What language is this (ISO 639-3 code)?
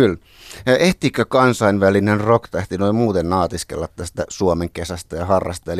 fin